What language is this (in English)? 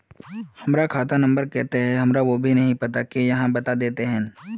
Magahi